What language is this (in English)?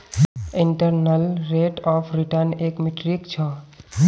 Magahi